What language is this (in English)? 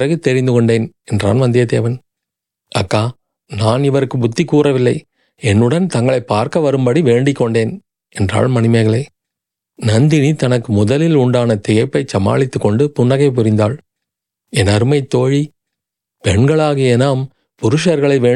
Tamil